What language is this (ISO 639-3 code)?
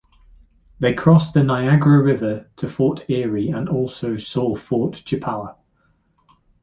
eng